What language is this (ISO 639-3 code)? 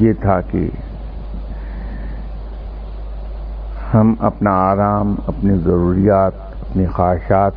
urd